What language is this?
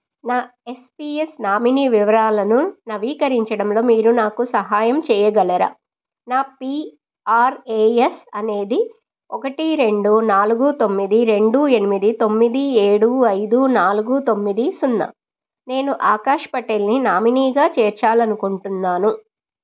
Telugu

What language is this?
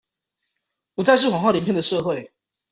Chinese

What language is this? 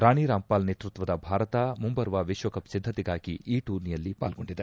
Kannada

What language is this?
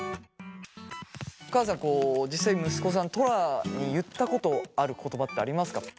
Japanese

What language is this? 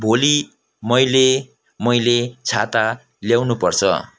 Nepali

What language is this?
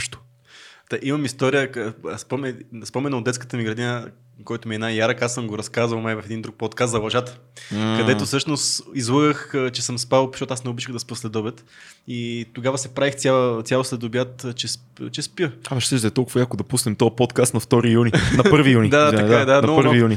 Bulgarian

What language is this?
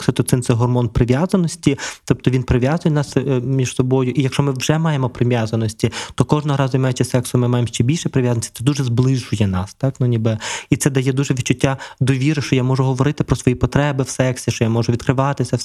Ukrainian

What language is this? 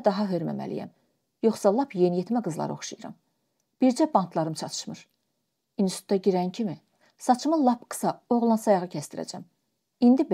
Turkish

